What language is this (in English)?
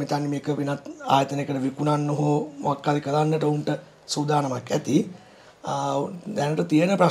Indonesian